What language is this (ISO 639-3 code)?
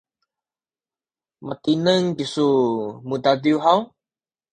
szy